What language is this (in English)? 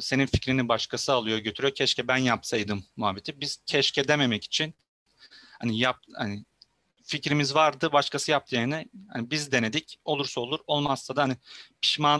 Turkish